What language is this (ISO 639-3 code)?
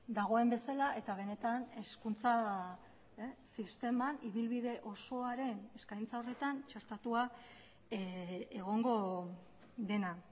eus